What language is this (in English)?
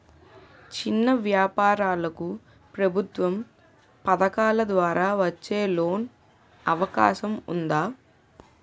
Telugu